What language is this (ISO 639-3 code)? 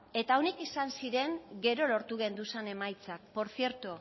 eus